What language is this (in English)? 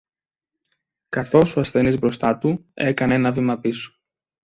Greek